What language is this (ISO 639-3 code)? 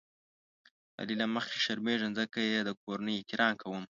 pus